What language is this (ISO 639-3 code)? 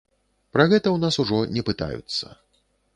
bel